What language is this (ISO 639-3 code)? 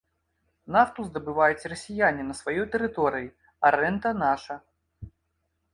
bel